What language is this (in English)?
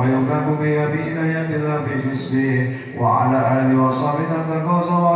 Indonesian